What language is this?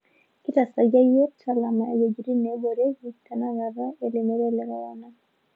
Masai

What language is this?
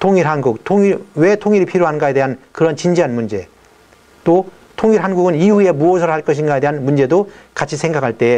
Korean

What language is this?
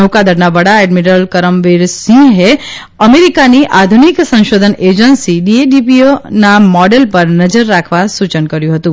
Gujarati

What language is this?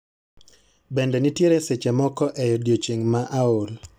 Luo (Kenya and Tanzania)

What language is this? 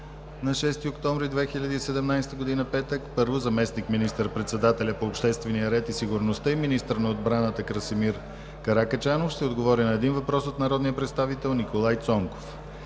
Bulgarian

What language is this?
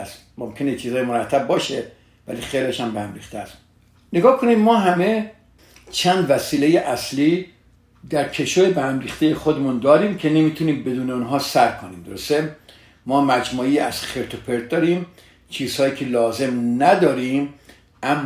Persian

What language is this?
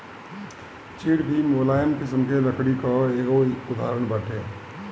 Bhojpuri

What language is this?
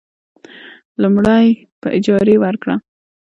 Pashto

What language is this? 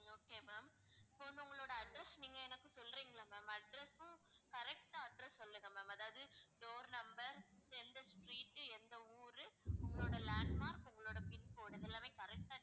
Tamil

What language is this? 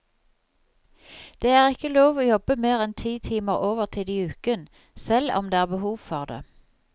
Norwegian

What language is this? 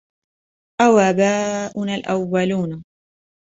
Arabic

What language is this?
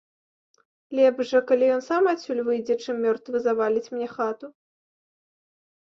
Belarusian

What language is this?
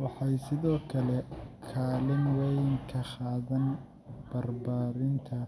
Somali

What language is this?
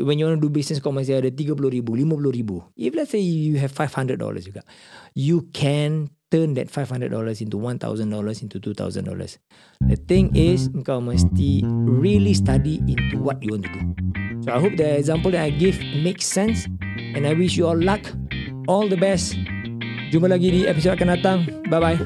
Malay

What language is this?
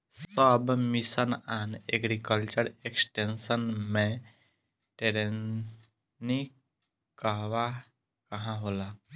Bhojpuri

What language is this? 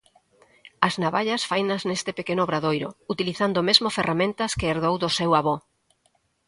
Galician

